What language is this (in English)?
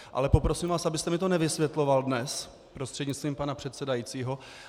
Czech